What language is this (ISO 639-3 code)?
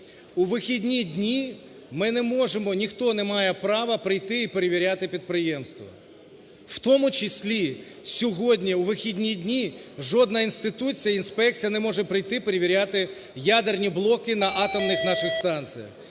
ukr